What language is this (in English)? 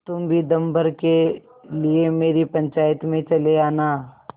Hindi